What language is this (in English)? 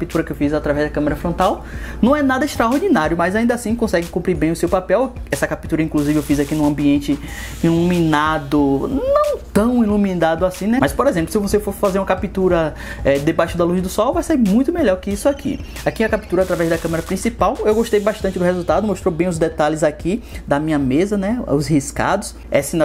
Portuguese